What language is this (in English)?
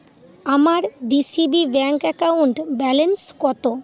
Bangla